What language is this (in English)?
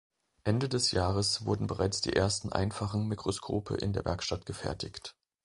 German